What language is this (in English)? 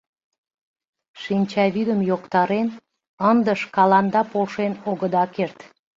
Mari